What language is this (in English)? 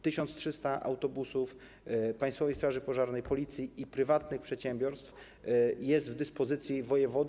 Polish